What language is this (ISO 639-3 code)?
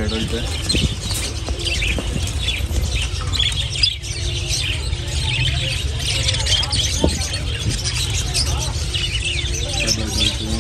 hin